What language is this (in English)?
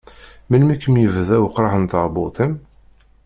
Kabyle